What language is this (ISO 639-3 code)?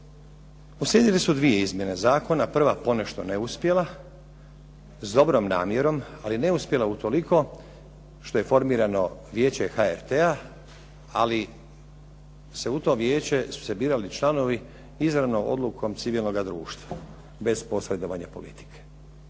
hrv